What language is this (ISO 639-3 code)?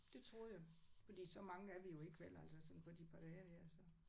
dan